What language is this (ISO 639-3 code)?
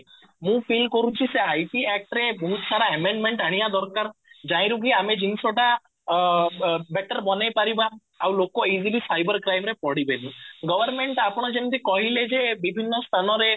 ori